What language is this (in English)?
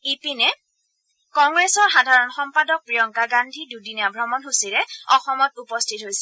Assamese